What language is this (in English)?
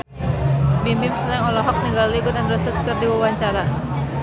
Sundanese